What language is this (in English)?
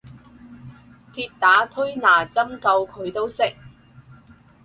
Cantonese